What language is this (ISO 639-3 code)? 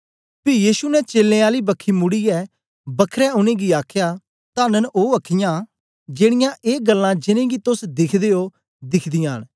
doi